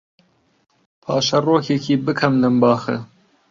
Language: Central Kurdish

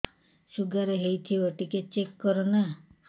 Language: Odia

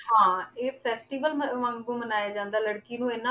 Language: Punjabi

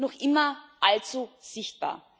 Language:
German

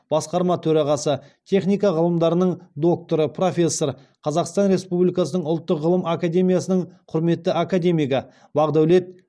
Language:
Kazakh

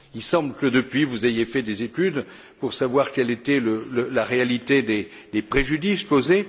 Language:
French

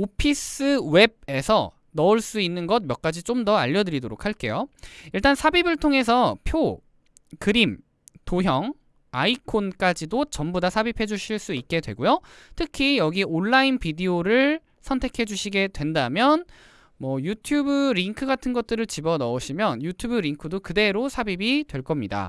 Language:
Korean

